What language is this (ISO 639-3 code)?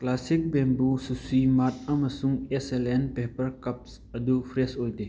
mni